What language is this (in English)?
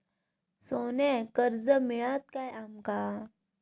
Marathi